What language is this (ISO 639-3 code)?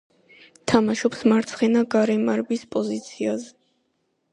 kat